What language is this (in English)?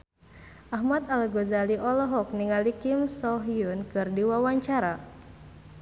Sundanese